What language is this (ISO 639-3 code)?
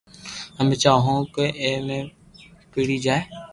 lrk